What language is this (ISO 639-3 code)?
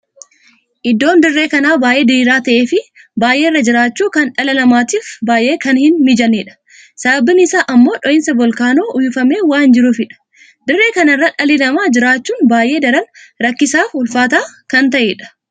orm